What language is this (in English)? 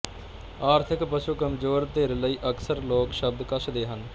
Punjabi